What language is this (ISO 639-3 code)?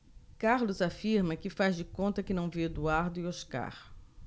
por